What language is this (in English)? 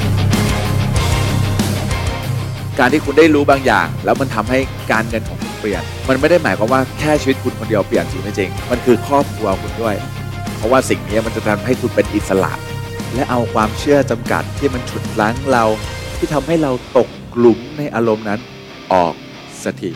Thai